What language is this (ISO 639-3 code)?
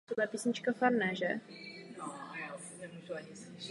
ces